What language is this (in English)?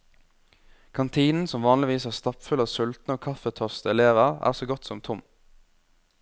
Norwegian